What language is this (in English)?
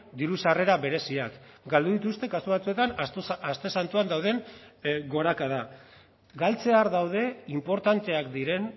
Basque